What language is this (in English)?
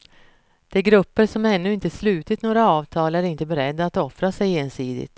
Swedish